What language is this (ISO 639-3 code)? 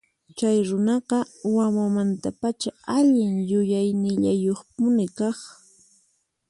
qxp